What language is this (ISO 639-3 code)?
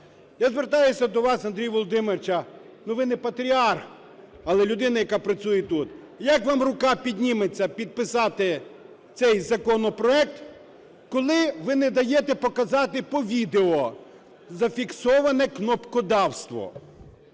ukr